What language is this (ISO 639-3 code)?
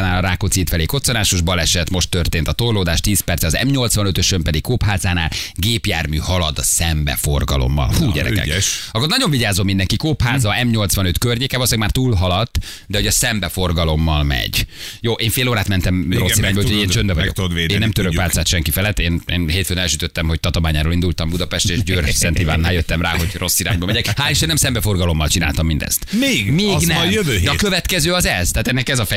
hun